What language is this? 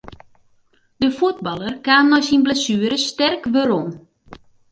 Western Frisian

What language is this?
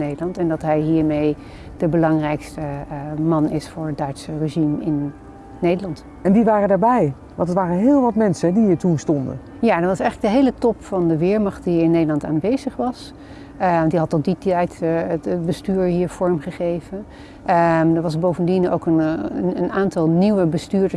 Dutch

